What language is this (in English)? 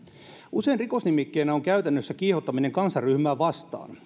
Finnish